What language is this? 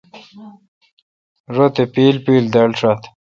Kalkoti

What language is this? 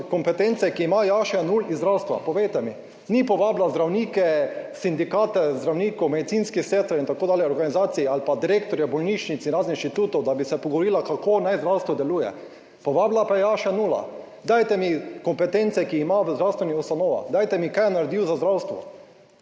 Slovenian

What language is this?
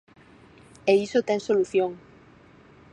Galician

